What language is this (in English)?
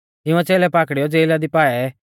Mahasu Pahari